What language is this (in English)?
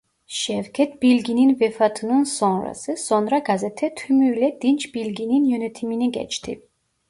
Turkish